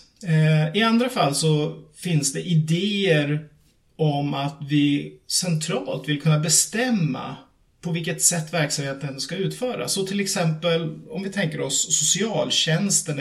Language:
Swedish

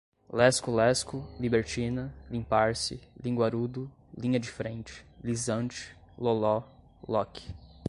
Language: Portuguese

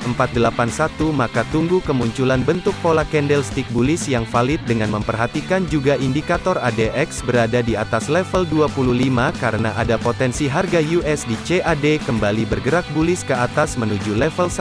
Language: Indonesian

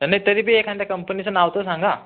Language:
Marathi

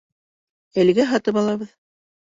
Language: Bashkir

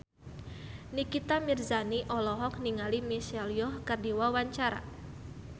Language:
Sundanese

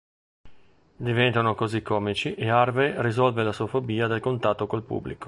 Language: Italian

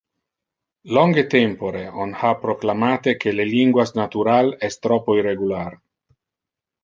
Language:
Interlingua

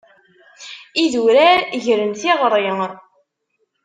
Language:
Kabyle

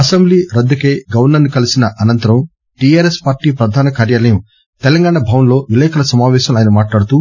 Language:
Telugu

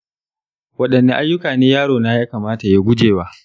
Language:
Hausa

